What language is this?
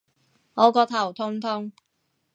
Cantonese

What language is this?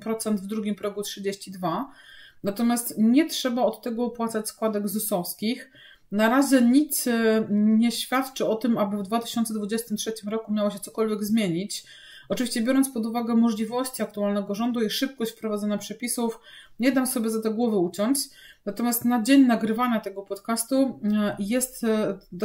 Polish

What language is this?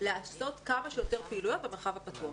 Hebrew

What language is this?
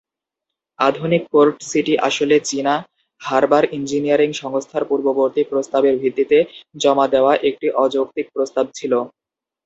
Bangla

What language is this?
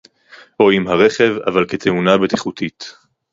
Hebrew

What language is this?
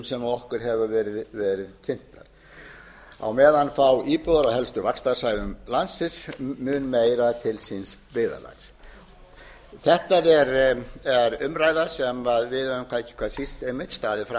Icelandic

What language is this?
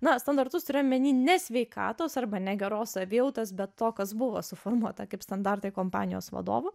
Lithuanian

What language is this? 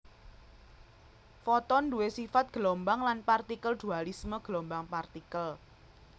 Javanese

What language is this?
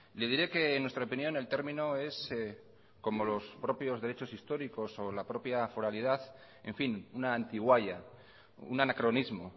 Spanish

